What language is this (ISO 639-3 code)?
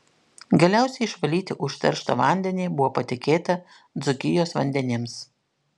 lit